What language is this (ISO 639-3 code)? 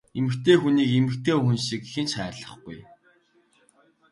mon